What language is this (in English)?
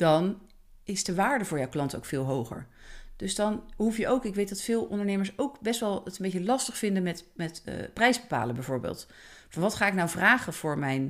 Dutch